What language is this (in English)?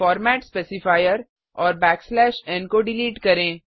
Hindi